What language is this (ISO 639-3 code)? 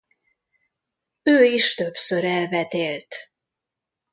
hun